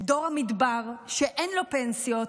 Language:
Hebrew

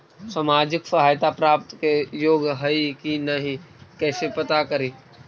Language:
Magahi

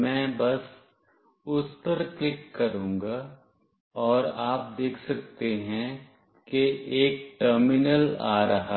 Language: Hindi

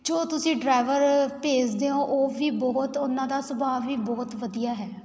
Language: Punjabi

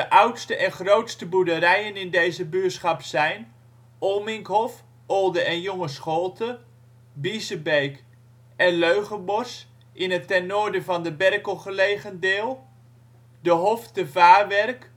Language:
Dutch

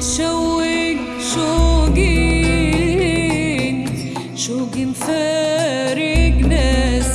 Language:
Arabic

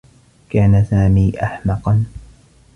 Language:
Arabic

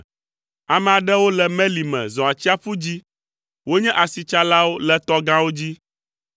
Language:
Ewe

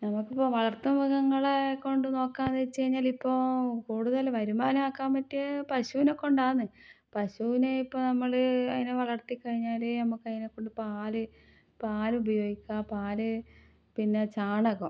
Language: Malayalam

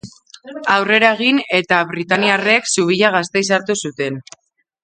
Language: Basque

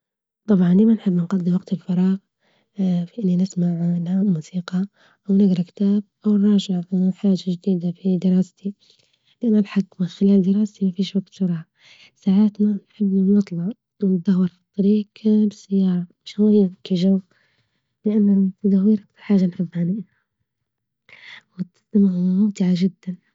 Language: Libyan Arabic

